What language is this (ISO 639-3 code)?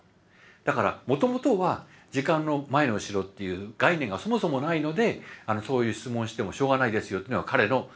jpn